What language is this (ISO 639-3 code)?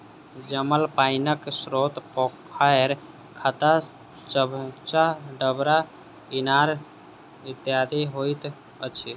mai